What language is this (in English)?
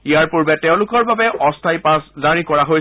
Assamese